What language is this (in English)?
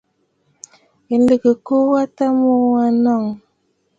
Bafut